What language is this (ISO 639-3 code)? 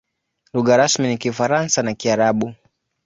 swa